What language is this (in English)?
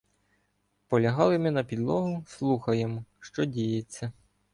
Ukrainian